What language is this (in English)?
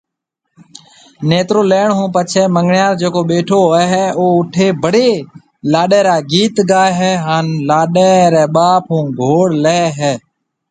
Marwari (Pakistan)